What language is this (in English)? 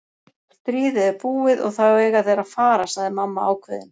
Icelandic